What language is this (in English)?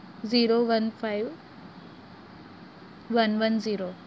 Gujarati